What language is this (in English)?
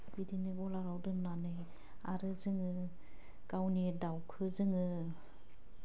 Bodo